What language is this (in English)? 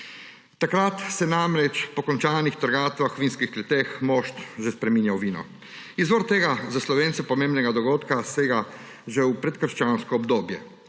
Slovenian